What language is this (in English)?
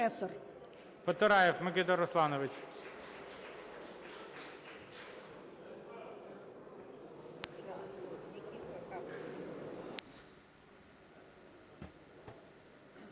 Ukrainian